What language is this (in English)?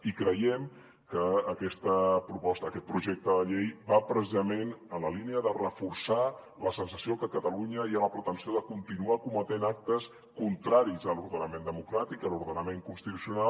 Catalan